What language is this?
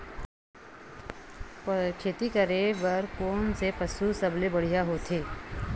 Chhattisgarhi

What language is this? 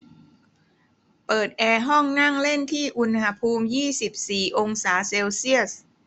Thai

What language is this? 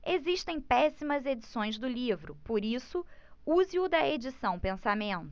Portuguese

